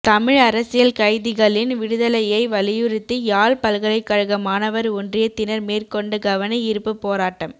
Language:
Tamil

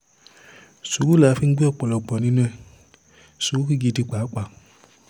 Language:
Yoruba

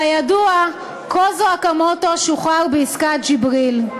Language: Hebrew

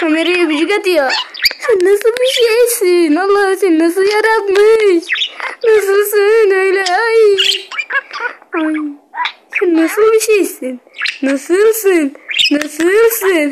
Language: Turkish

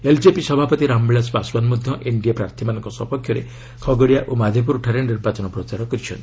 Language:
Odia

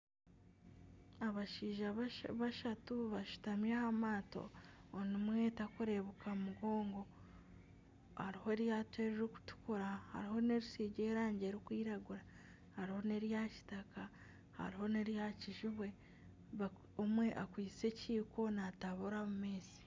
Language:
Nyankole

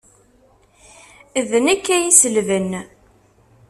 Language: Kabyle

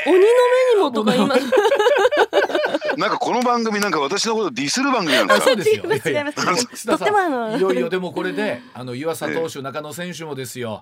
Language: Japanese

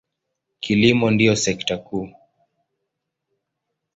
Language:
Swahili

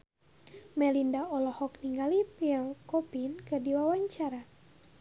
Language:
Sundanese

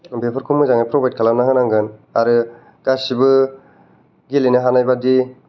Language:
Bodo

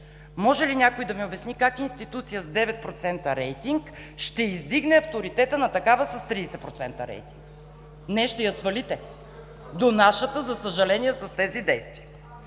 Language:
Bulgarian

